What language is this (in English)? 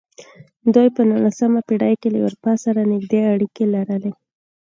Pashto